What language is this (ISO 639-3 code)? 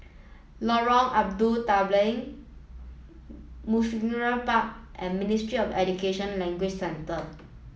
eng